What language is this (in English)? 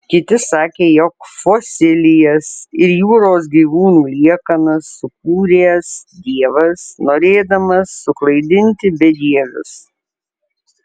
Lithuanian